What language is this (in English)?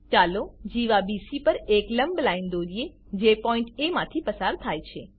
Gujarati